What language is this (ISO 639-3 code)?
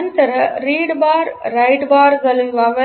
kan